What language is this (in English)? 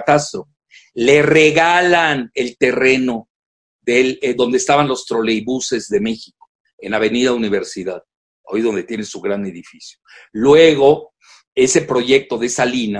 Spanish